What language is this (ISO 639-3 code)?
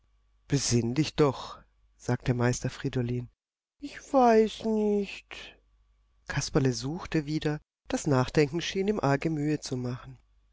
deu